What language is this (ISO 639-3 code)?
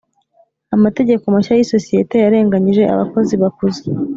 kin